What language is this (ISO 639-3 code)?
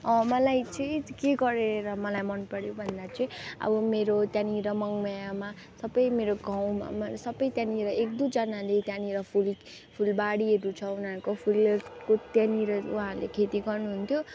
nep